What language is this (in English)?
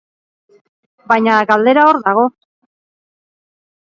Basque